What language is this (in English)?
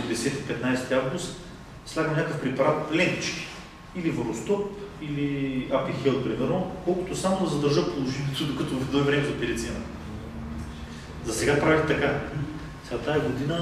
Bulgarian